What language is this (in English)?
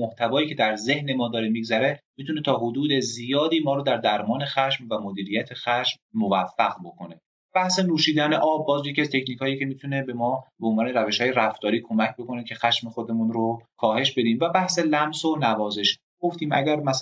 Persian